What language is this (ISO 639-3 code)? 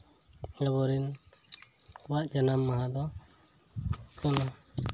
sat